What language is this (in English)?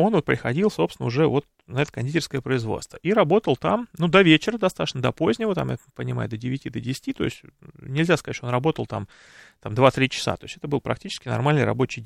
Russian